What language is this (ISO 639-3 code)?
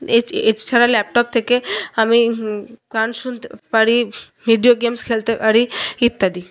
ben